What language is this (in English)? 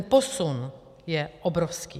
Czech